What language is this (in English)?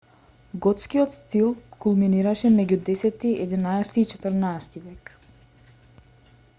Macedonian